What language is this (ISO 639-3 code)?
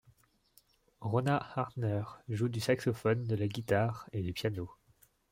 fra